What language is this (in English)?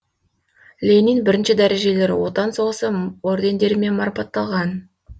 Kazakh